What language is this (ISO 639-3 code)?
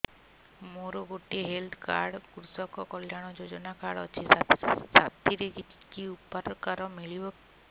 ori